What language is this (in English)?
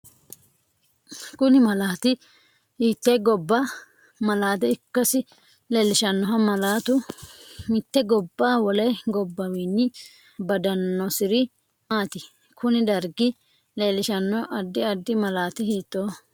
Sidamo